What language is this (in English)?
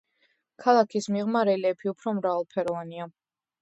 Georgian